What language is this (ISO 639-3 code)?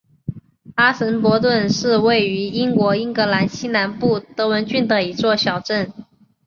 zho